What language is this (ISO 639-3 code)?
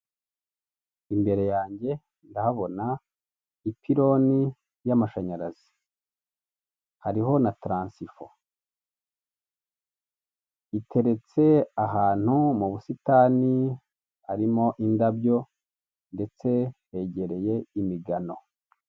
kin